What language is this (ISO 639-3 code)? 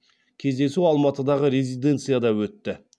kaz